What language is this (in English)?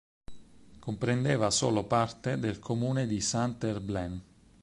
Italian